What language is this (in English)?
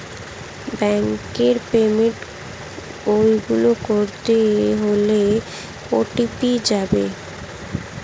Bangla